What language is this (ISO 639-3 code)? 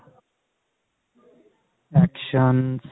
pan